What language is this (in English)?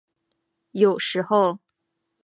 Chinese